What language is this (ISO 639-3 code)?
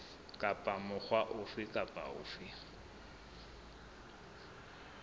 sot